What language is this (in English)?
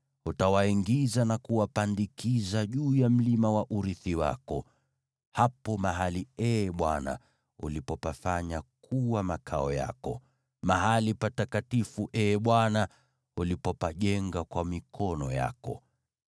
Swahili